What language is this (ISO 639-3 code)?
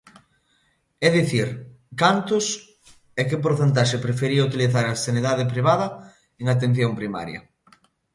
glg